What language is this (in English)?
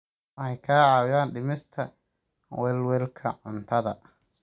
Somali